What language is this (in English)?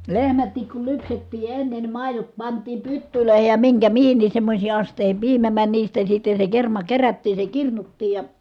Finnish